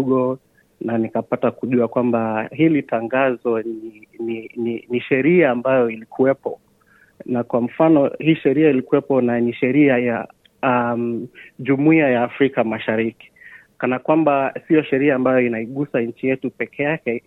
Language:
Swahili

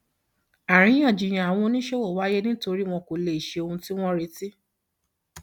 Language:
Yoruba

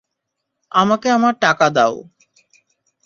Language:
Bangla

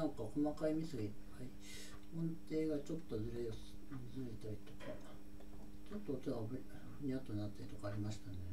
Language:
Japanese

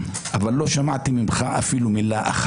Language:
Hebrew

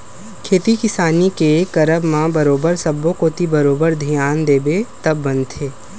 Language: Chhattisgarhi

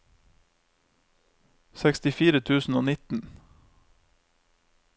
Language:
Norwegian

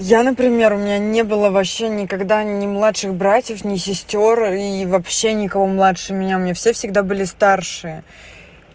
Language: Russian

